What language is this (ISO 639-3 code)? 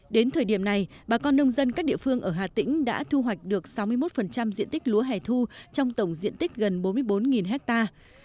vie